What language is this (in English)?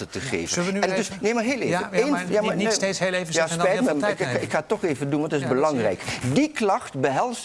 Dutch